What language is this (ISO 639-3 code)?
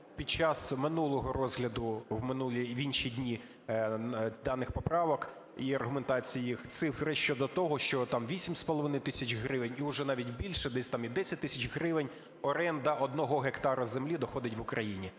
ukr